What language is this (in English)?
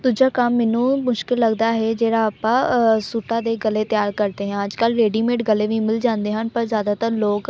Punjabi